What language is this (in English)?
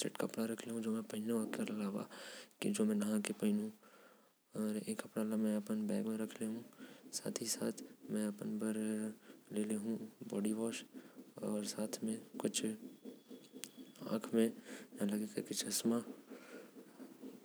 Korwa